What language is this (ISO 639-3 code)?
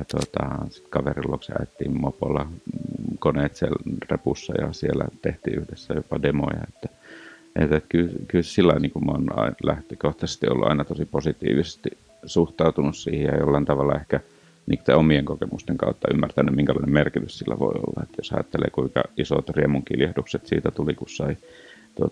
fin